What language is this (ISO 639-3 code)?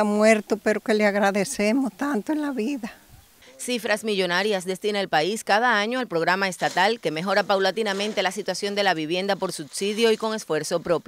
spa